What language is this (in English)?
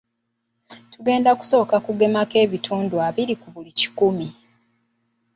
Ganda